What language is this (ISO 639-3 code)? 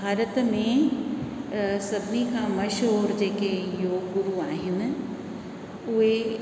snd